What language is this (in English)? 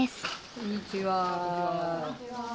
Japanese